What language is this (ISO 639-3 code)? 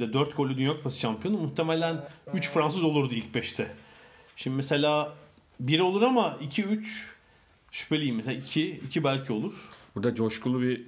tur